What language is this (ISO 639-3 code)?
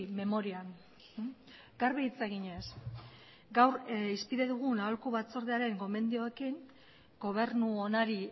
eus